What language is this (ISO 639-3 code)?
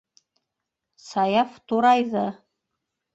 bak